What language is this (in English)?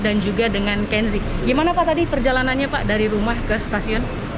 Indonesian